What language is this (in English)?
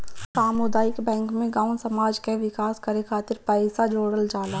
Bhojpuri